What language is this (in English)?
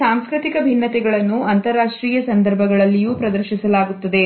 Kannada